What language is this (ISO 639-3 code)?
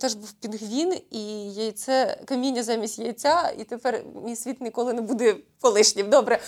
ukr